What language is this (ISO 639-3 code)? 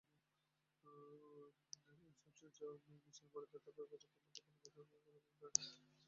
ben